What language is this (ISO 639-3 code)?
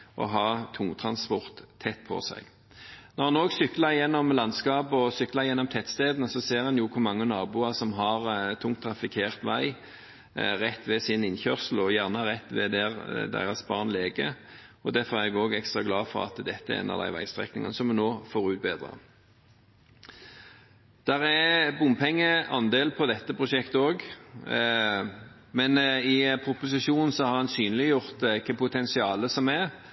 nob